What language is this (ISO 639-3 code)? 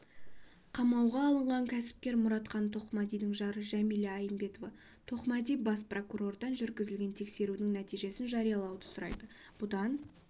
kaz